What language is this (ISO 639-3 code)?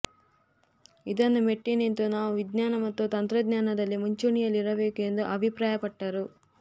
kan